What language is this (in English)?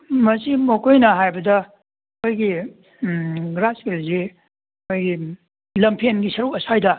Manipuri